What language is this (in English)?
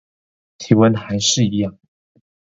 Chinese